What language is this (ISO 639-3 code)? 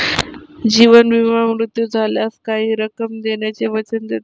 mar